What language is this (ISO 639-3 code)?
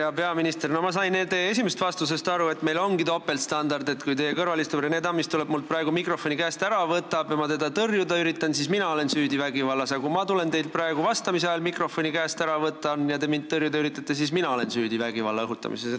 est